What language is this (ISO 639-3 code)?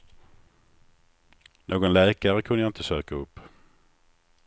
swe